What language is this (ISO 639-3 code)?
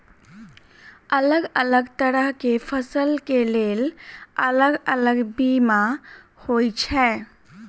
mai